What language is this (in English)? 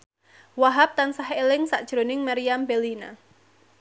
Javanese